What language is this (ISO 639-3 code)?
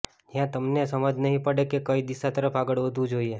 guj